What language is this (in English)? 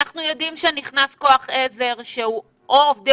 Hebrew